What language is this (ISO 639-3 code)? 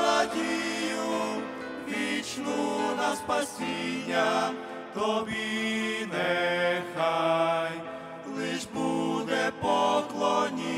ukr